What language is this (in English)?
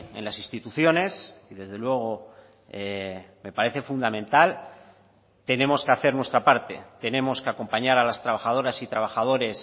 Spanish